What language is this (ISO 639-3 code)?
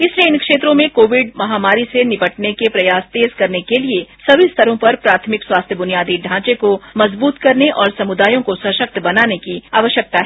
hin